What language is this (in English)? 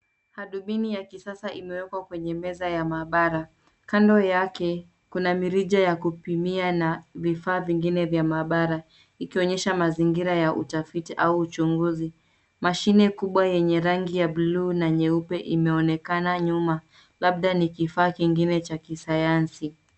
Swahili